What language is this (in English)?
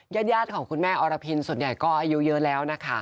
Thai